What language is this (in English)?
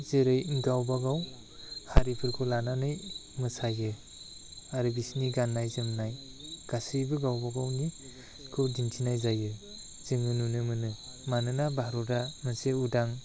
Bodo